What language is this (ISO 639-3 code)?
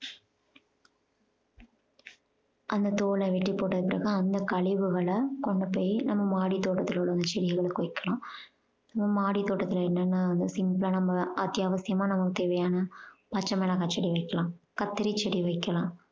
tam